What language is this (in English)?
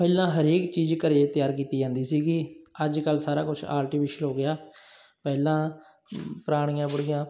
Punjabi